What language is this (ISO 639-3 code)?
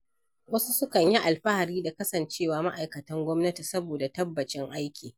hau